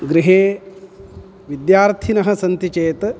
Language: Sanskrit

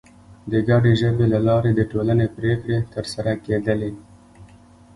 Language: Pashto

